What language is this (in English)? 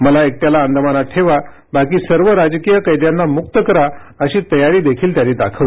Marathi